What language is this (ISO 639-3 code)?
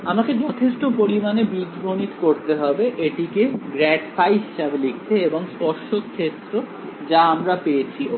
ben